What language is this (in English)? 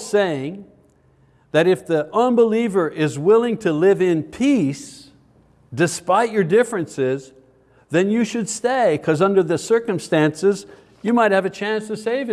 English